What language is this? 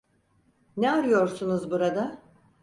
Turkish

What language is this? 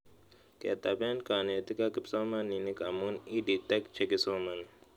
Kalenjin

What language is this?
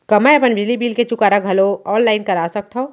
Chhattisgarhi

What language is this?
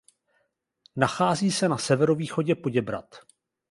Czech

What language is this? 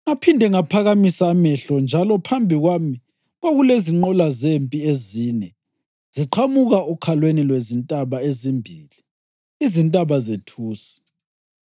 North Ndebele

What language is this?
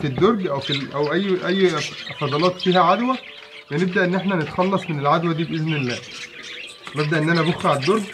Arabic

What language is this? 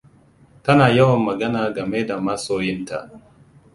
Hausa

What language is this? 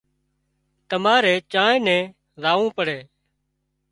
Wadiyara Koli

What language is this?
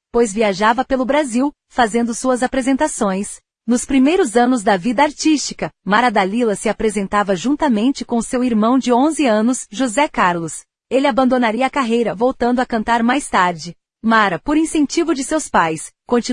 Portuguese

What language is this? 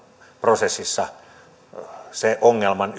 Finnish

